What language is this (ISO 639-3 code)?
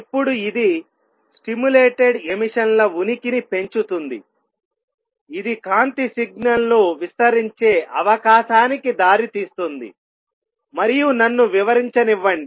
tel